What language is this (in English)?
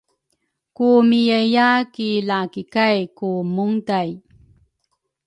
Rukai